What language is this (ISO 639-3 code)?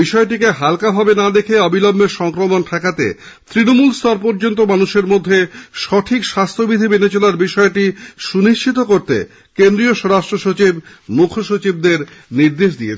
ben